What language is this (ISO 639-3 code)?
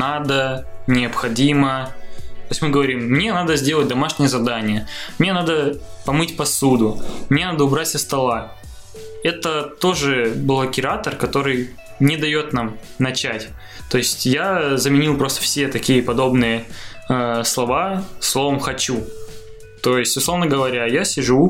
rus